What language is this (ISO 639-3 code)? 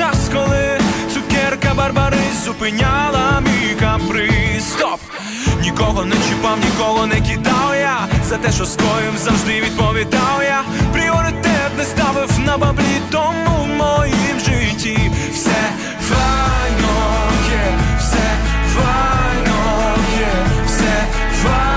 ukr